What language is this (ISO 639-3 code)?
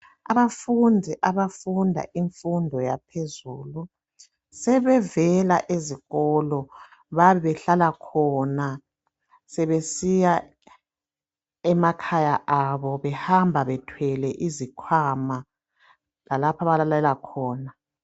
nde